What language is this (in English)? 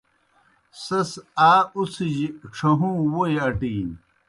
Kohistani Shina